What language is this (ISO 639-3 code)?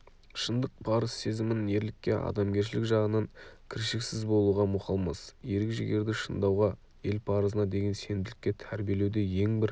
kaz